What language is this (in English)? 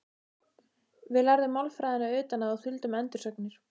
Icelandic